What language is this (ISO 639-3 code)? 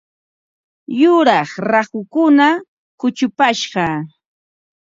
qva